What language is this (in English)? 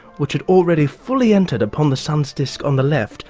English